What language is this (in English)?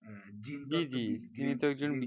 Bangla